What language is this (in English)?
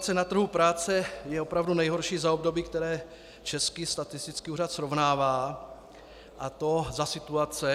Czech